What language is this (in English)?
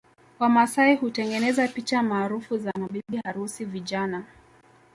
Swahili